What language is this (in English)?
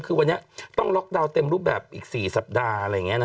Thai